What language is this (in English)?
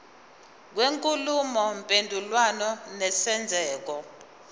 Zulu